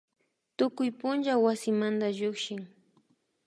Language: Imbabura Highland Quichua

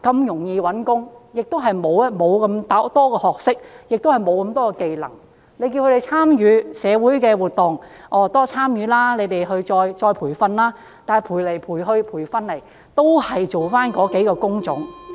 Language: Cantonese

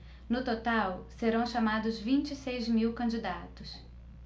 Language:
Portuguese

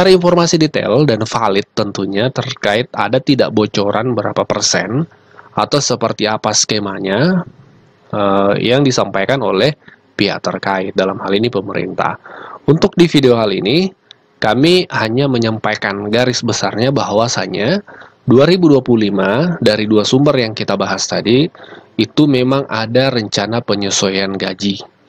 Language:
Indonesian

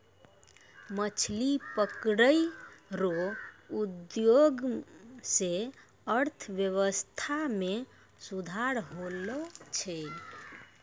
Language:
Maithili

